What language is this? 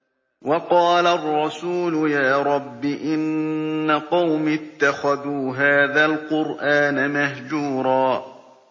Arabic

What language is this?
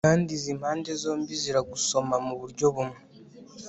Kinyarwanda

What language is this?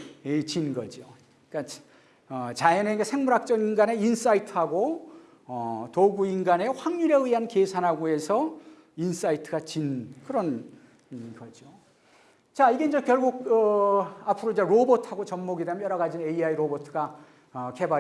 Korean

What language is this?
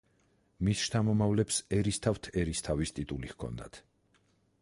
Georgian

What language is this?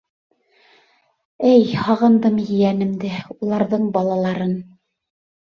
Bashkir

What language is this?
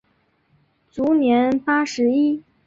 Chinese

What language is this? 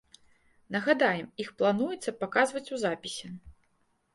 Belarusian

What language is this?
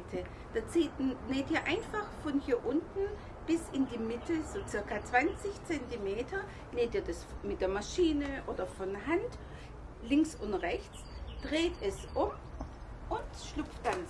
German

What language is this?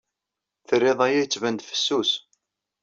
Kabyle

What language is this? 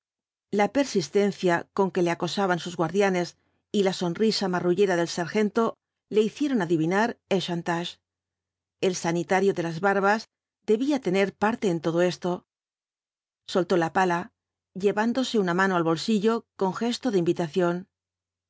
Spanish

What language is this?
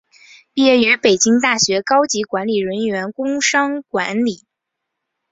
Chinese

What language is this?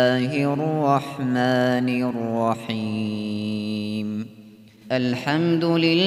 Arabic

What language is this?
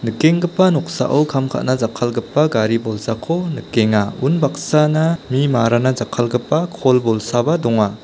Garo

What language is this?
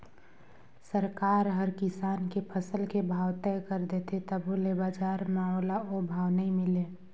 Chhattisgarhi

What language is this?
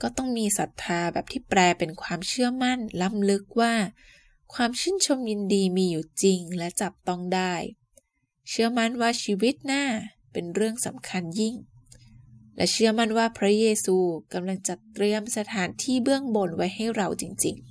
Thai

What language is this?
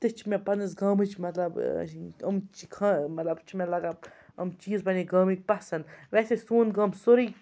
Kashmiri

